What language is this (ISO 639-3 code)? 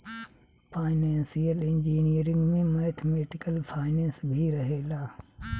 bho